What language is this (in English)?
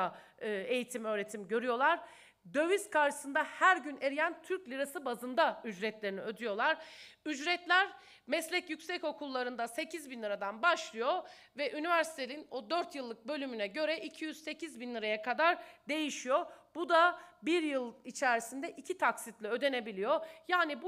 Turkish